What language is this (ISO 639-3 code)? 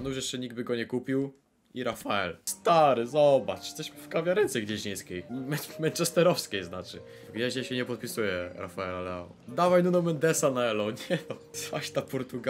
pol